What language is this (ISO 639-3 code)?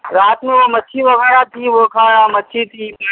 urd